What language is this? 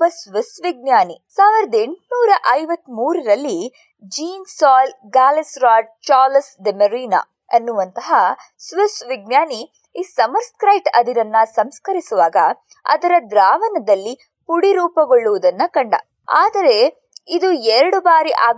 Kannada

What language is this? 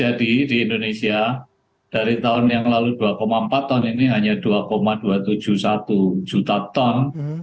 Indonesian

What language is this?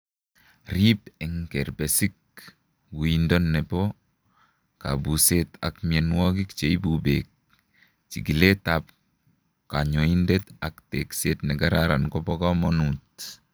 Kalenjin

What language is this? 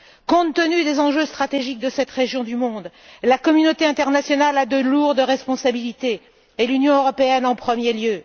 French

